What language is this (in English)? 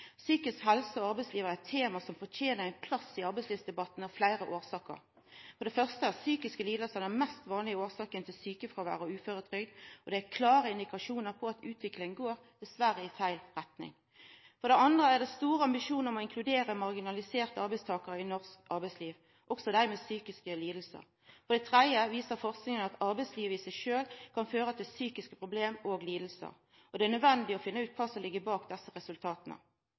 Norwegian Nynorsk